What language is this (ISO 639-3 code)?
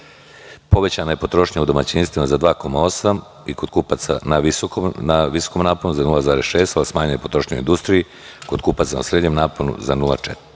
srp